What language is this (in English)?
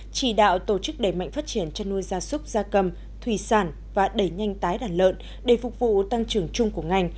Vietnamese